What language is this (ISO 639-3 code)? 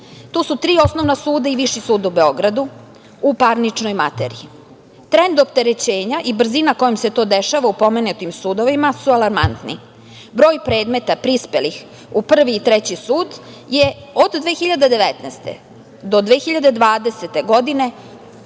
srp